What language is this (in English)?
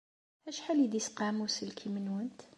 Kabyle